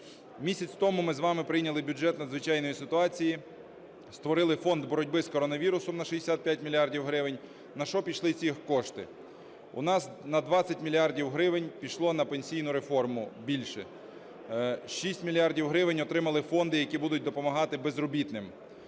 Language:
Ukrainian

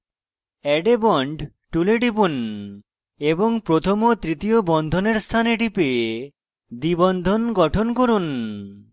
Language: Bangla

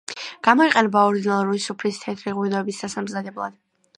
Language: Georgian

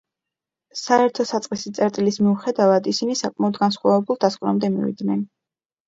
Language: Georgian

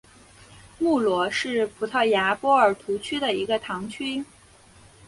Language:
Chinese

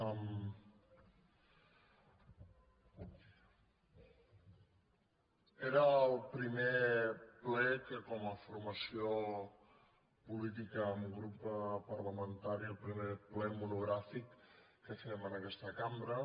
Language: Catalan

